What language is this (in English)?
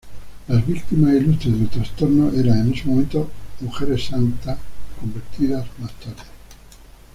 Spanish